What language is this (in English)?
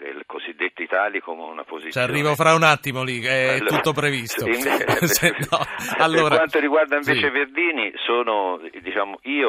Italian